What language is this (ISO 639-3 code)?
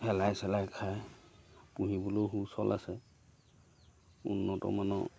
asm